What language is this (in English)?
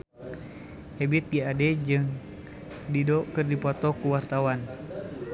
Sundanese